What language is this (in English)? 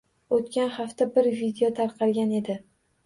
Uzbek